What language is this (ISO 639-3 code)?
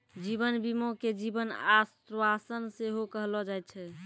mai